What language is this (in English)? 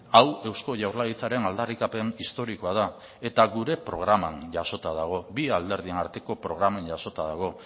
Basque